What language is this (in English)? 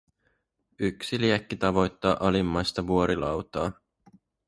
Finnish